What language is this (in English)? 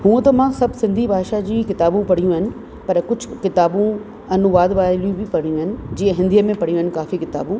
Sindhi